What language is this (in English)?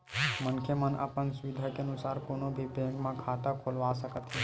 Chhattisgarhi